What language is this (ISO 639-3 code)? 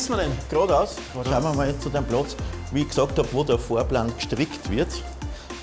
deu